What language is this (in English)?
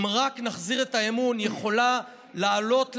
Hebrew